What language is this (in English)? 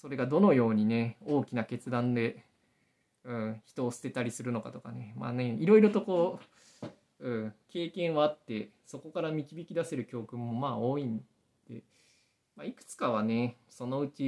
Japanese